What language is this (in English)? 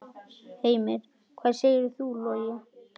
Icelandic